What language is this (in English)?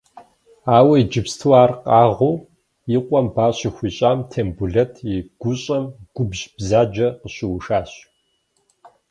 Kabardian